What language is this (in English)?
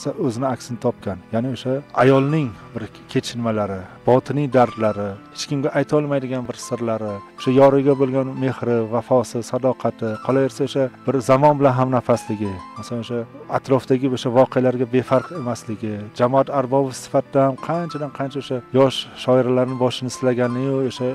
Turkish